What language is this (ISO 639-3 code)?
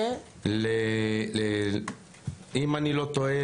heb